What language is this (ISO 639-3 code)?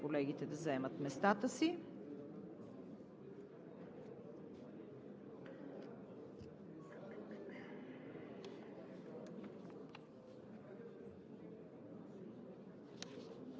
bul